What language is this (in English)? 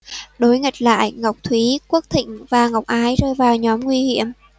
Vietnamese